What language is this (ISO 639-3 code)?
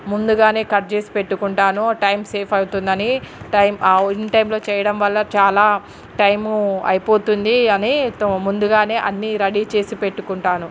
tel